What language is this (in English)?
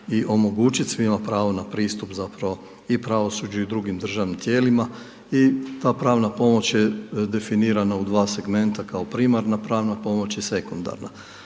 Croatian